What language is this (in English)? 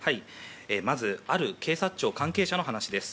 Japanese